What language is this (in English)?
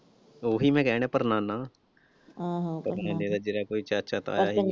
Punjabi